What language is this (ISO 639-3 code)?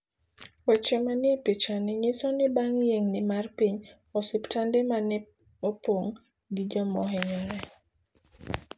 luo